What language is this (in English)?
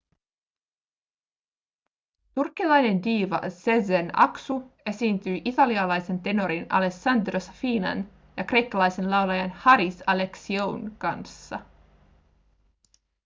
Finnish